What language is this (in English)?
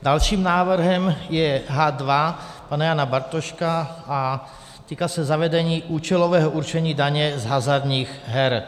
Czech